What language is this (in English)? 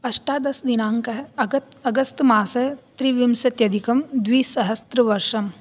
Sanskrit